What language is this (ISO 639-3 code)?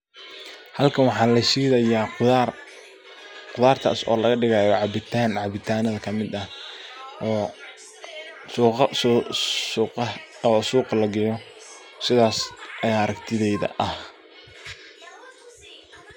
som